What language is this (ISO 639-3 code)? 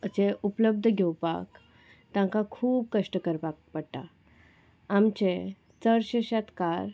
kok